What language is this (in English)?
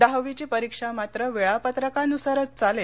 Marathi